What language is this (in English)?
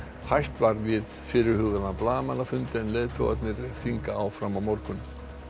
Icelandic